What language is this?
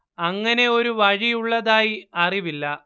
Malayalam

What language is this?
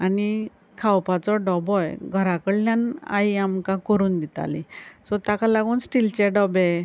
Konkani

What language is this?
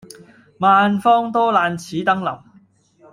Cantonese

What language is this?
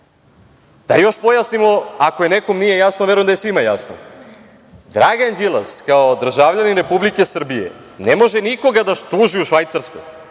Serbian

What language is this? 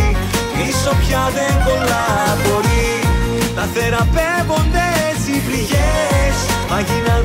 Greek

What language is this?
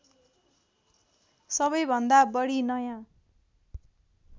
Nepali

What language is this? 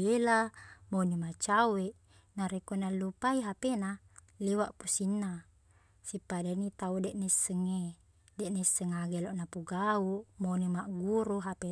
Buginese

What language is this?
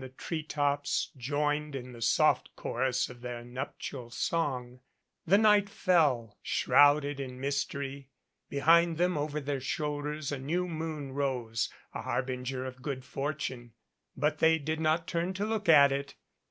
English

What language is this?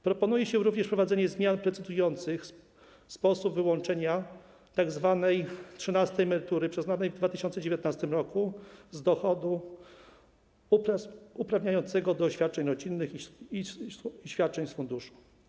Polish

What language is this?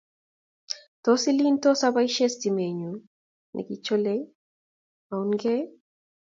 Kalenjin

